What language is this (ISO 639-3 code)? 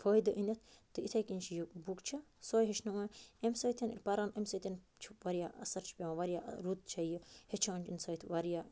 kas